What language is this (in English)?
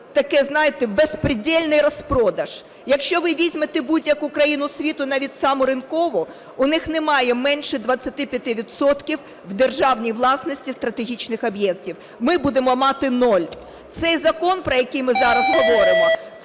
Ukrainian